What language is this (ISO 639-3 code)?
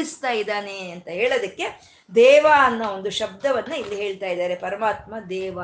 kan